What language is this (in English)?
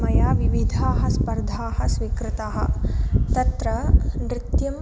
Sanskrit